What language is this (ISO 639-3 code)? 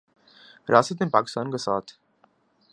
urd